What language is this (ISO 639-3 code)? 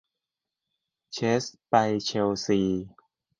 tha